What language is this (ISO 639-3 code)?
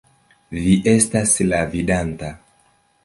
epo